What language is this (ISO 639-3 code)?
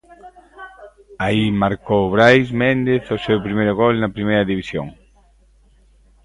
glg